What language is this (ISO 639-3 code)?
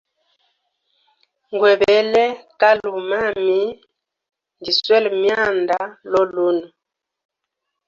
hem